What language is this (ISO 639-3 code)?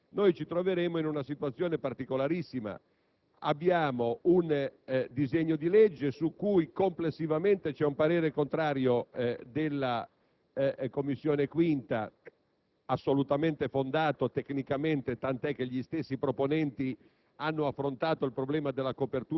ita